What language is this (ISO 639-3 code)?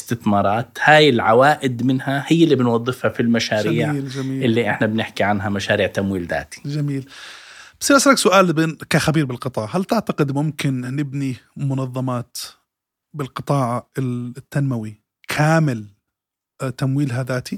ara